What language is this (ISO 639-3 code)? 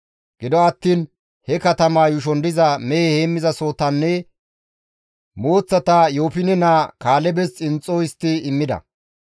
gmv